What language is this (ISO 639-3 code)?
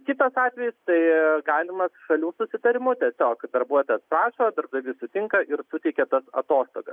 lit